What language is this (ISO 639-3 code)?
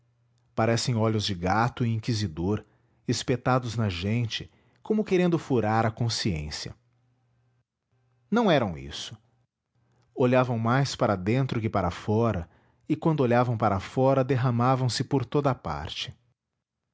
por